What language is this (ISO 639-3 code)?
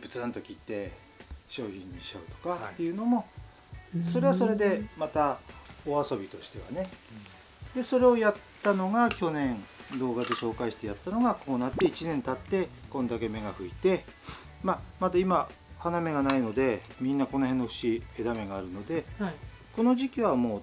jpn